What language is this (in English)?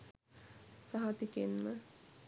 Sinhala